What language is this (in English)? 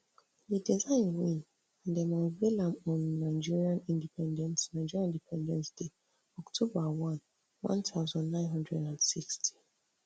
Nigerian Pidgin